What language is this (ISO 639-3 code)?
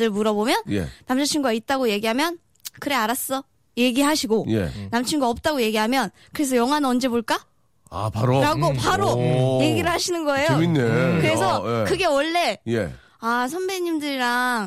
kor